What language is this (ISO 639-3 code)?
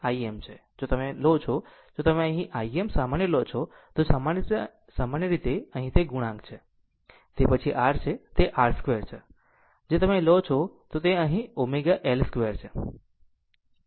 guj